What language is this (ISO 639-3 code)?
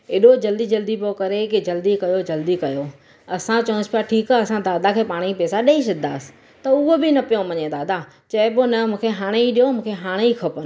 snd